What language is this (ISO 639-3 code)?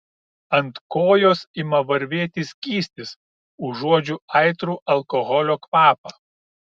lit